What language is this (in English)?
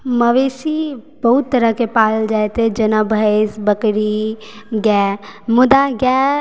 Maithili